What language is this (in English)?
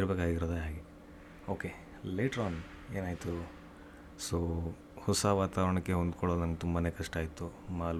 Kannada